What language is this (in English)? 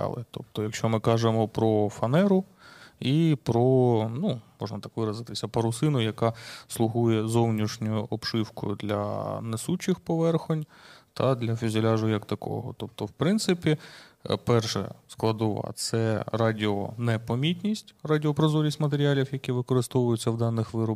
Ukrainian